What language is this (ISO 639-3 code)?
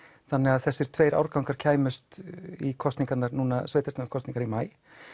isl